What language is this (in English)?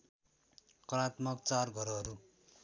Nepali